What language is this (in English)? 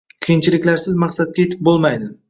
Uzbek